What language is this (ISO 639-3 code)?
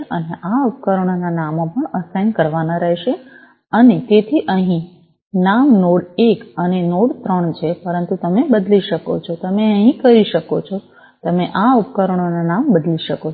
guj